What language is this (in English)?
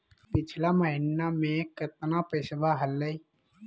Magahi